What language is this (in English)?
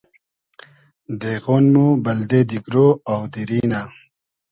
Hazaragi